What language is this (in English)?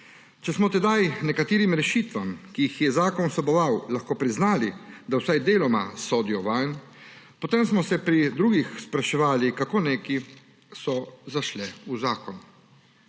Slovenian